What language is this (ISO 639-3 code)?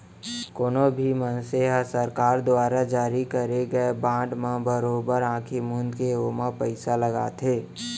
hne